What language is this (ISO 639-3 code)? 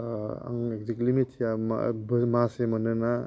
brx